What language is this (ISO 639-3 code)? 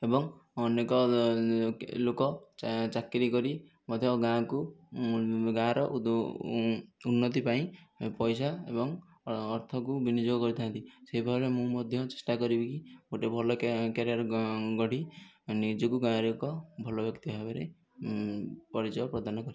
ori